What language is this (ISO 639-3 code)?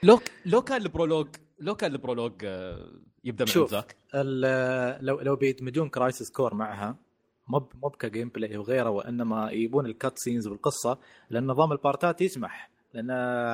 ara